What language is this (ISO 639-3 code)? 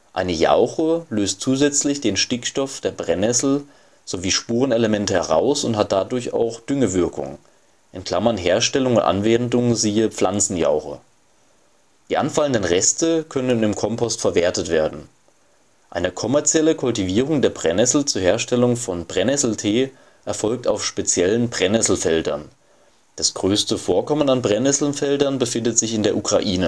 deu